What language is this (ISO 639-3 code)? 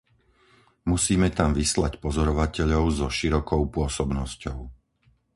slk